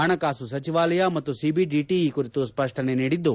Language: Kannada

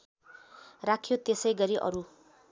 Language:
Nepali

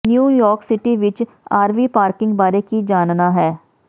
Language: Punjabi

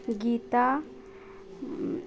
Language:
Maithili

